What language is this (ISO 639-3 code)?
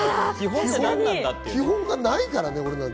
jpn